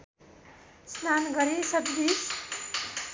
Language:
Nepali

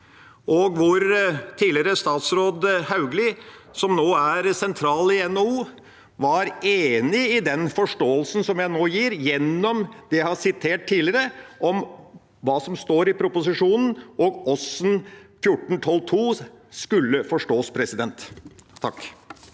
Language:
Norwegian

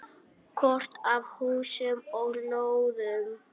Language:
Icelandic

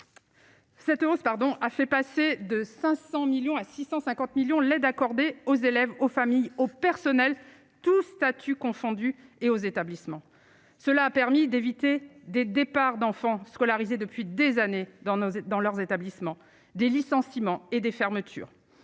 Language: French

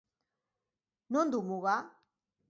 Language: Basque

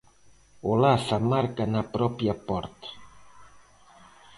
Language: Galician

